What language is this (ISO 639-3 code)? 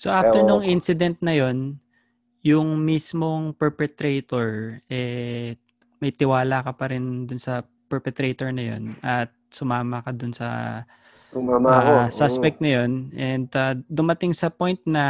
fil